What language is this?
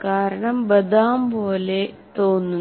Malayalam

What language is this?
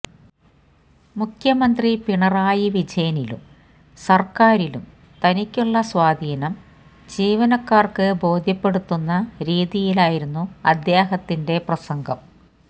Malayalam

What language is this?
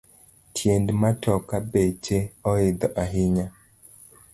Luo (Kenya and Tanzania)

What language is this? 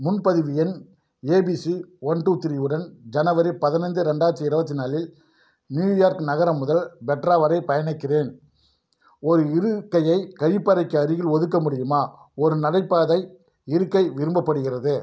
Tamil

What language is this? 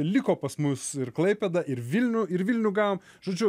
Lithuanian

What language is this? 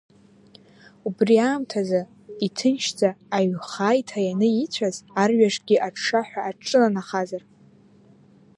Abkhazian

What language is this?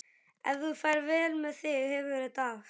Icelandic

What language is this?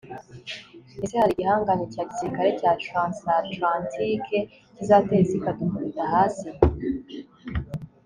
Kinyarwanda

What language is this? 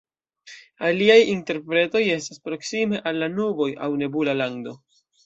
Esperanto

